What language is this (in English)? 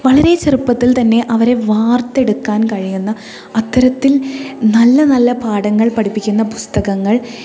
Malayalam